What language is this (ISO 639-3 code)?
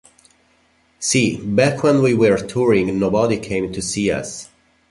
eng